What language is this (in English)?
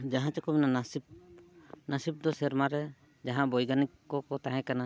Santali